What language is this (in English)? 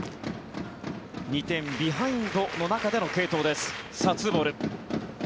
Japanese